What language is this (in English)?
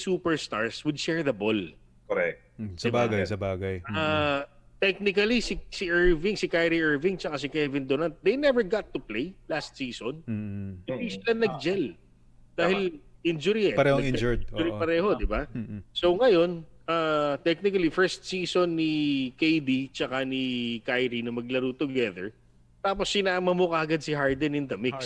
Filipino